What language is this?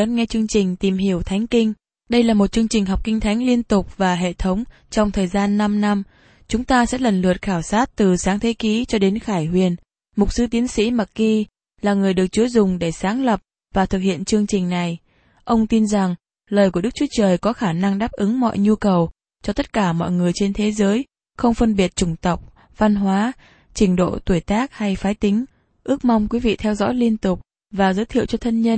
Vietnamese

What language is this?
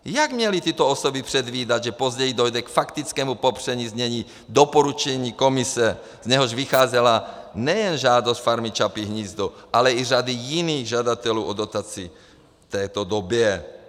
Czech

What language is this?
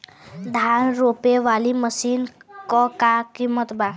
Bhojpuri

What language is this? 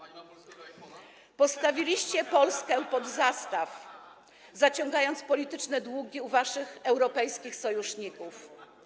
Polish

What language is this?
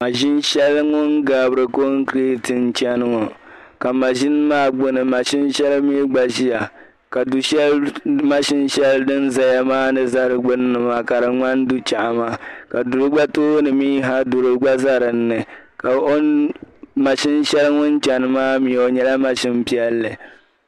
Dagbani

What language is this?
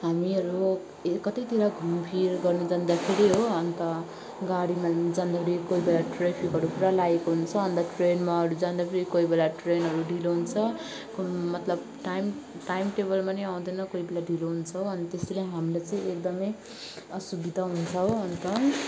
Nepali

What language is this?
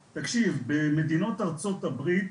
Hebrew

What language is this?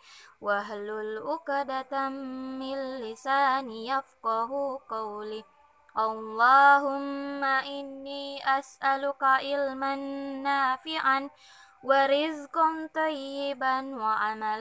Indonesian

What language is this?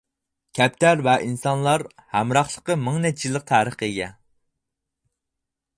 Uyghur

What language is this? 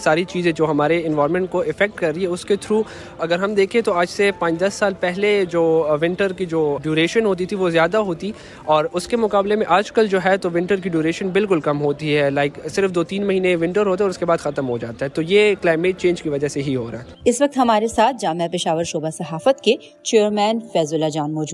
Urdu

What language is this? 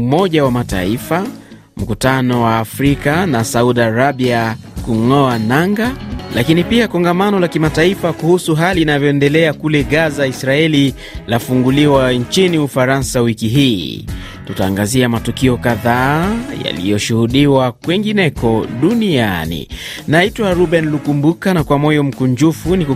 Swahili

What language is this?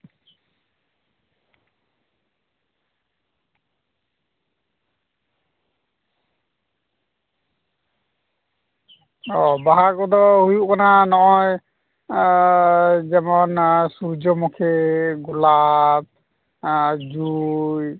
Santali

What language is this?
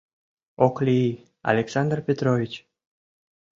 Mari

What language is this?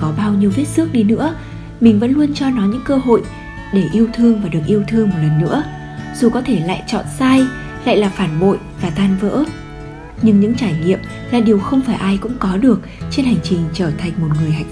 Vietnamese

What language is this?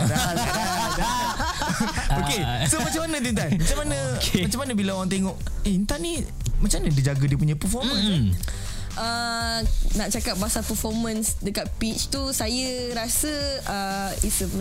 Malay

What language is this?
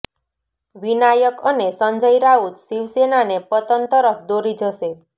Gujarati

